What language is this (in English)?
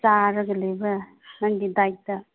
Manipuri